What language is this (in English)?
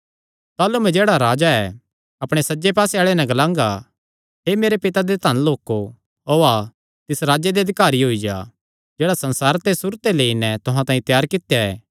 Kangri